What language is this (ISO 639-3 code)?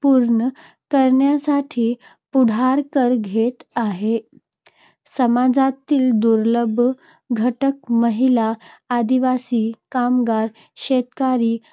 mar